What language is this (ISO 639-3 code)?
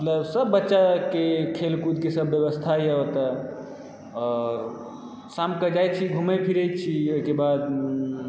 mai